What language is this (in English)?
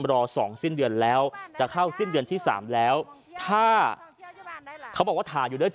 Thai